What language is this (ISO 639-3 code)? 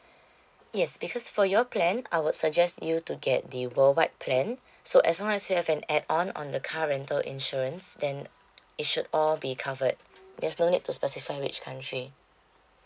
eng